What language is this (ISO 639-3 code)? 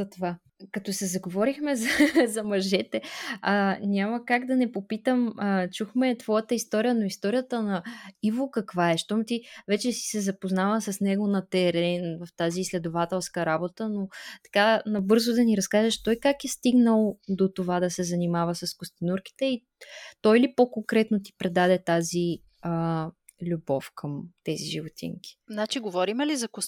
bul